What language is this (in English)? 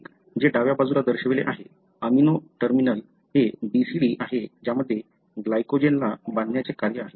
Marathi